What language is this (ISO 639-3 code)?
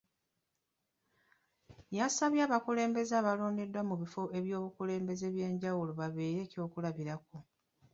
lug